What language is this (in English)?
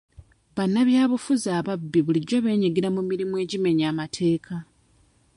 Ganda